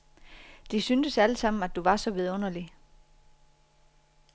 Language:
Danish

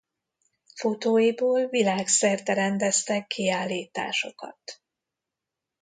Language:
Hungarian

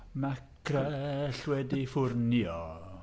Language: Welsh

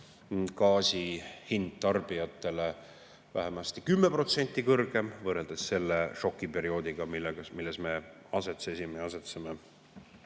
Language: Estonian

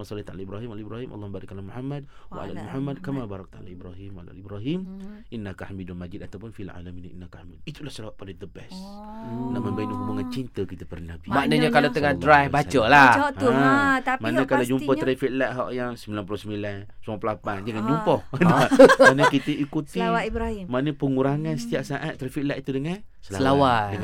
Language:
Malay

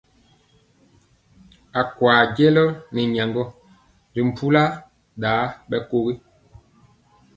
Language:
Mpiemo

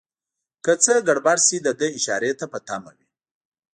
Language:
Pashto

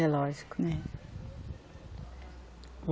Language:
Portuguese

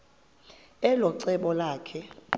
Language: Xhosa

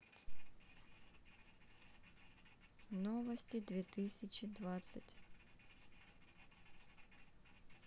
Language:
Russian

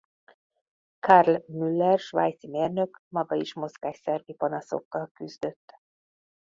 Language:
Hungarian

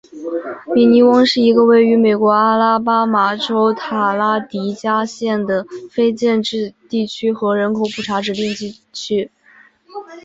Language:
Chinese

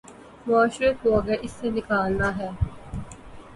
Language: Urdu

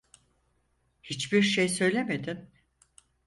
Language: Turkish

